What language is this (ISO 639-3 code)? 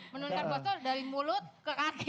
ind